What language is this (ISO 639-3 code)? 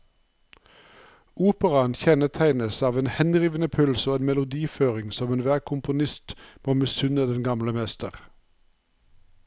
nor